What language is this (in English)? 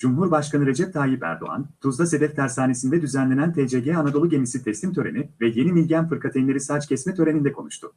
Turkish